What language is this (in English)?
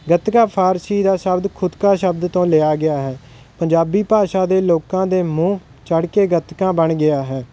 Punjabi